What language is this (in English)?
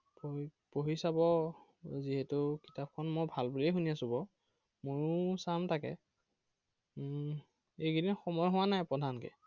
Assamese